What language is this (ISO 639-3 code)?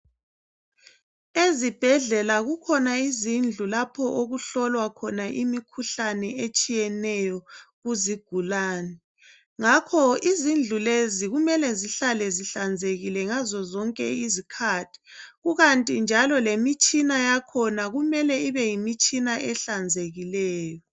nde